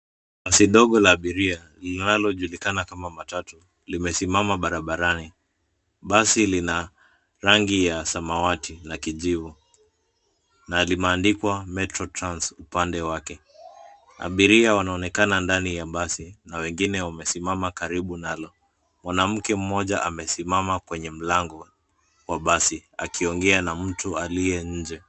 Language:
Swahili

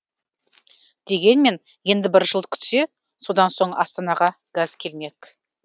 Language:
Kazakh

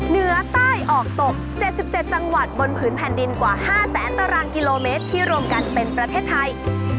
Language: Thai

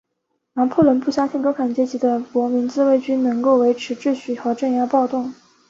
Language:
Chinese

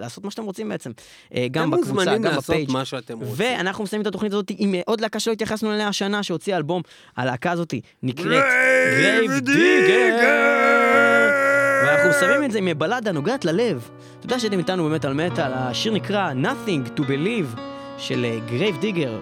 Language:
Hebrew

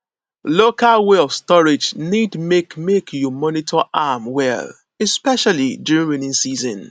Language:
Nigerian Pidgin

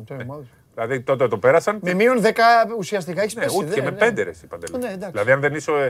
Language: Greek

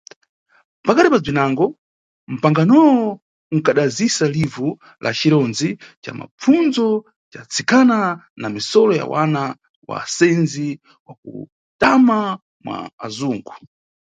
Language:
Nyungwe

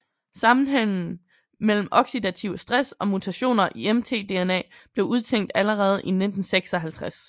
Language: Danish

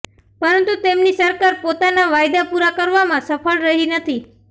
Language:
Gujarati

